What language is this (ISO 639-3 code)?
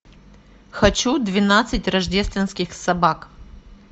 rus